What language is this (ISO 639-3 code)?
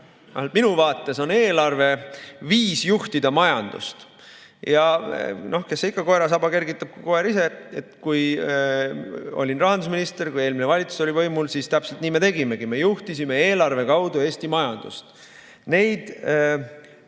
est